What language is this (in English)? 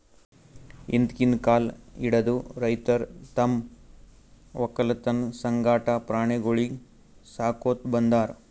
Kannada